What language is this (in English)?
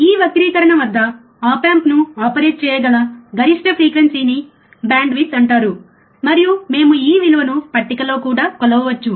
Telugu